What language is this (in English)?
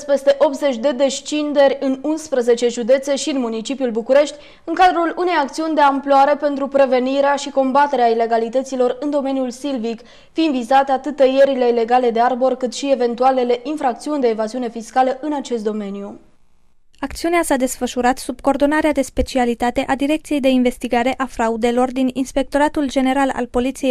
Romanian